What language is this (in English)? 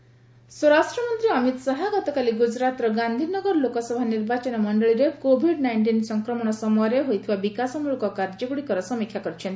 Odia